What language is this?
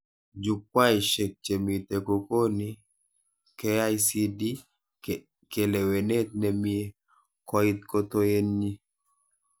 Kalenjin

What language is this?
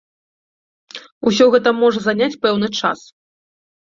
Belarusian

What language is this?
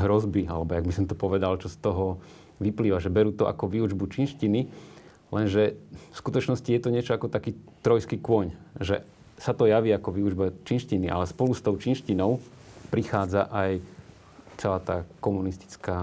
Slovak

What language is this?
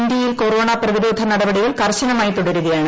Malayalam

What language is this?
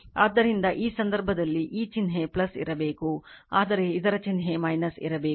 Kannada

